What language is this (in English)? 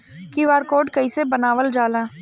Bhojpuri